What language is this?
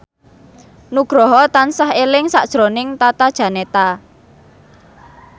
Javanese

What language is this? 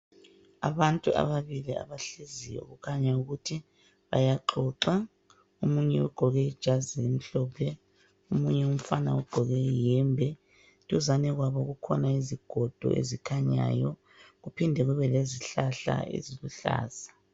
North Ndebele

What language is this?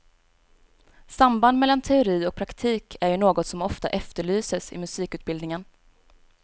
Swedish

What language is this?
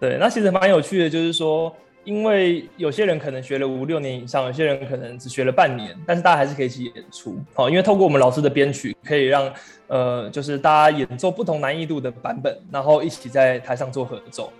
Chinese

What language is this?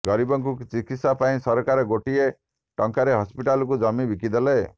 Odia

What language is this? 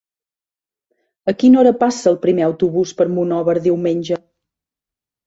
Catalan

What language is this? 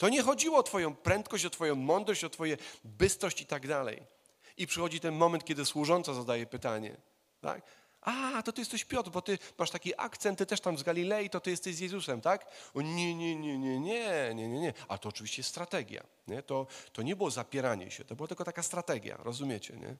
Polish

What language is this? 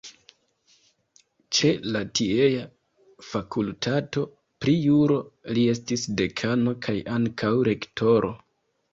Esperanto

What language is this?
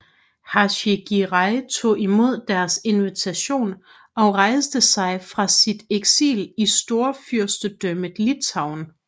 Danish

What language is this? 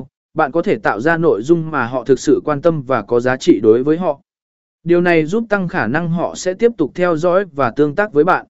Vietnamese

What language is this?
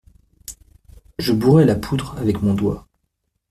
French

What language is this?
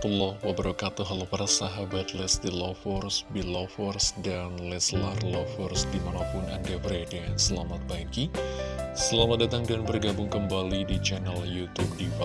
Indonesian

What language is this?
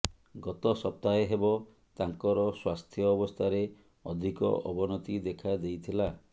Odia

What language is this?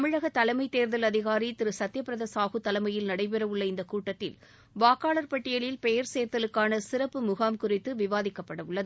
Tamil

